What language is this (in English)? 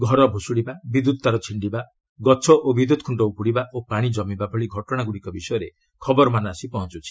Odia